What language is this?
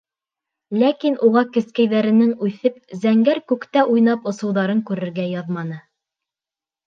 Bashkir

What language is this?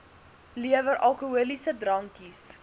Afrikaans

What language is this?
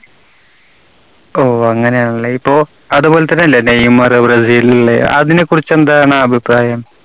Malayalam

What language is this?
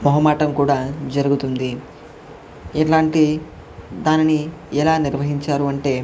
Telugu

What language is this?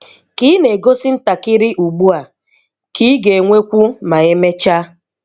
Igbo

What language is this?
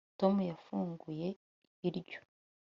Kinyarwanda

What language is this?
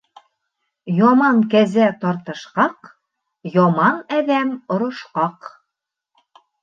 Bashkir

